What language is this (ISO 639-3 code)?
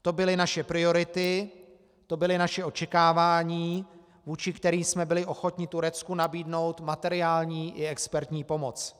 ces